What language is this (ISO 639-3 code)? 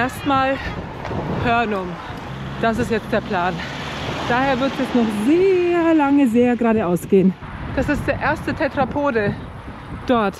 deu